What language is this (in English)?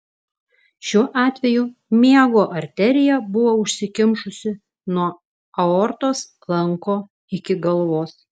Lithuanian